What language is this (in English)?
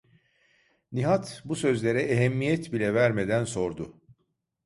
Turkish